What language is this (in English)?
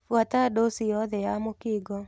Kikuyu